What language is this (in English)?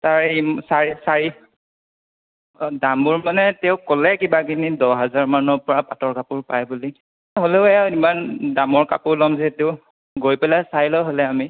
Assamese